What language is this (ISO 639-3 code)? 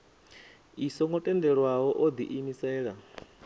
ven